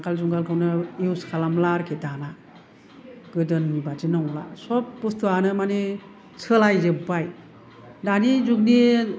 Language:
Bodo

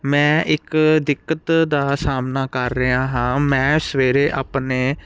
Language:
Punjabi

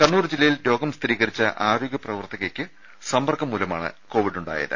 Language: Malayalam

